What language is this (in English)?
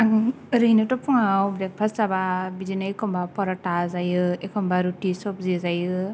Bodo